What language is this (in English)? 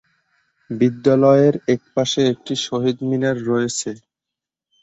Bangla